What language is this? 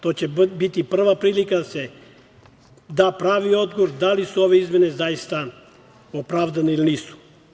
Serbian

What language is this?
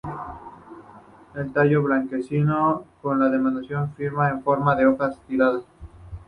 Spanish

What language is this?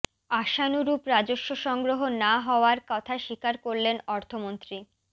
Bangla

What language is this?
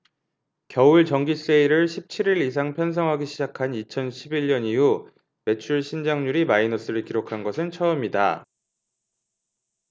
Korean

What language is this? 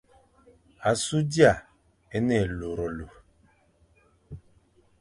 Fang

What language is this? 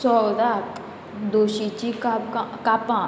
Konkani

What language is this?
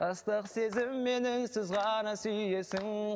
Kazakh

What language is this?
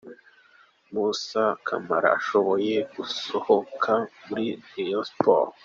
Kinyarwanda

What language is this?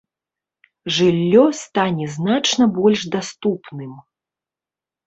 Belarusian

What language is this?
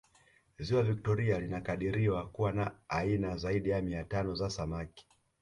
Swahili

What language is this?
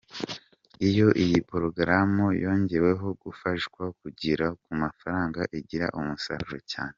Kinyarwanda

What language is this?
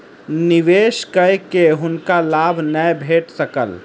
Maithili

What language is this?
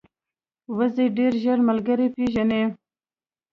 Pashto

